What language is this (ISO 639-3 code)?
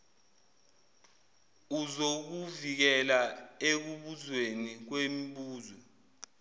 zul